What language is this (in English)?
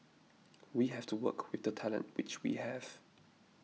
English